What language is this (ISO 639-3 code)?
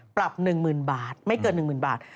tha